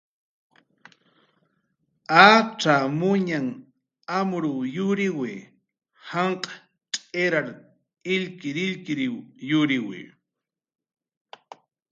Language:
Jaqaru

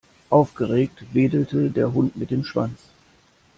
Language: German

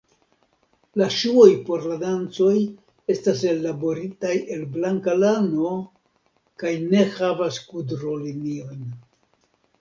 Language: Esperanto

